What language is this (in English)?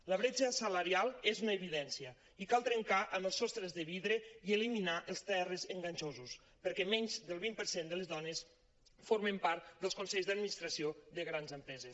Catalan